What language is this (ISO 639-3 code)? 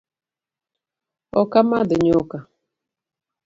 luo